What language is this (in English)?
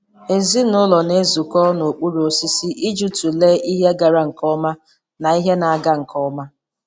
Igbo